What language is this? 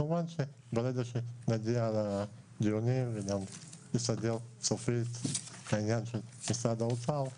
Hebrew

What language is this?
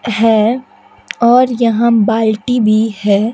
Hindi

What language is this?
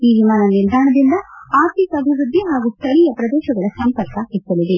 Kannada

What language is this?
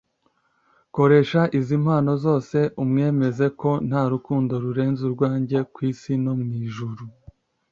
Kinyarwanda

